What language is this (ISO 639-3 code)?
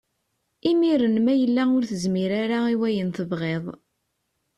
kab